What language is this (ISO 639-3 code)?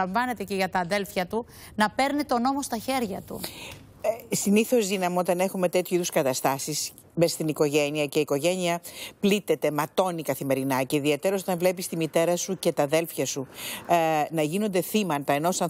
ell